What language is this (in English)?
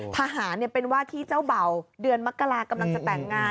Thai